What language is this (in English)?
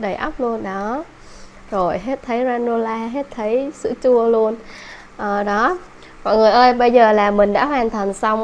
Vietnamese